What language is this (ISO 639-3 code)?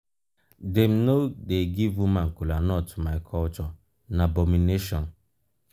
pcm